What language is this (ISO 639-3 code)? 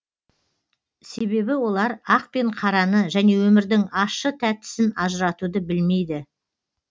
kaz